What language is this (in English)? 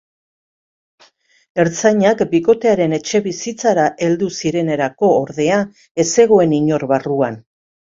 Basque